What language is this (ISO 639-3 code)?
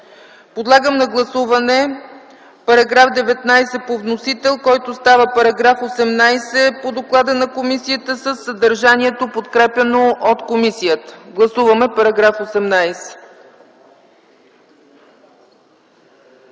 bul